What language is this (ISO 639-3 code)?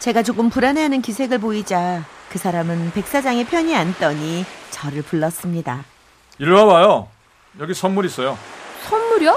kor